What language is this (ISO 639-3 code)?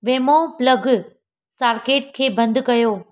snd